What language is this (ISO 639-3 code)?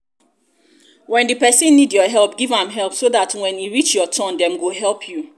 pcm